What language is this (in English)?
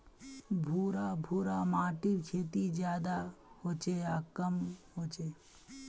Magahi